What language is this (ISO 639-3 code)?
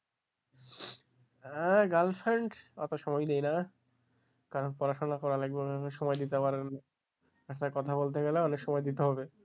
ben